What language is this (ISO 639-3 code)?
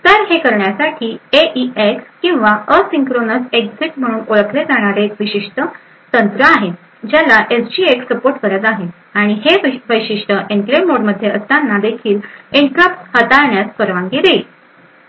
mar